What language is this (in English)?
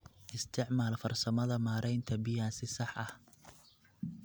Somali